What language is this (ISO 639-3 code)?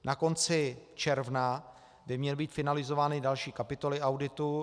ces